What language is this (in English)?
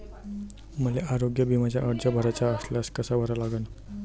Marathi